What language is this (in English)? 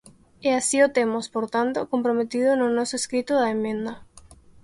Galician